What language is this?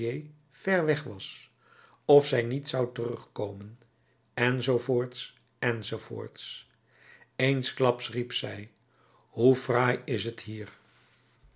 Dutch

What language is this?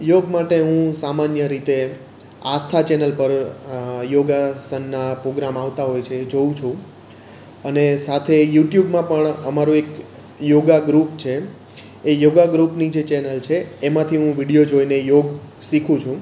Gujarati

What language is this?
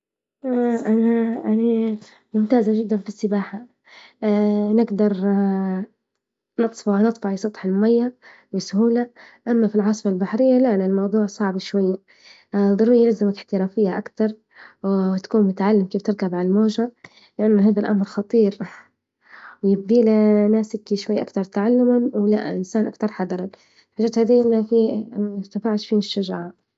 Libyan Arabic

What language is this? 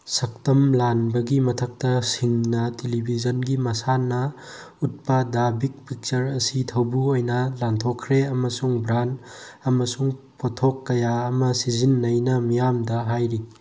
Manipuri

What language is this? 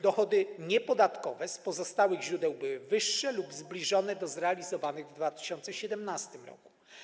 Polish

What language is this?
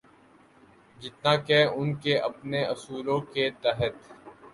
Urdu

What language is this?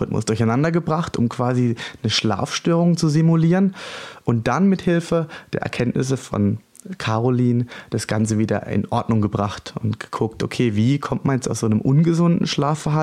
German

